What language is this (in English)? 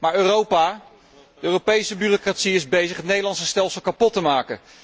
Dutch